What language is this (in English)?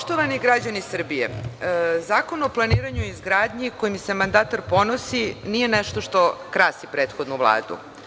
Serbian